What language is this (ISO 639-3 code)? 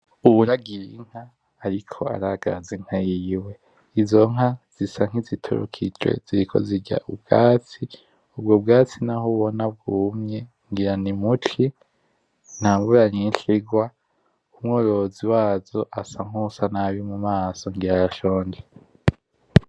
run